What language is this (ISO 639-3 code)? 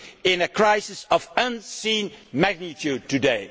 eng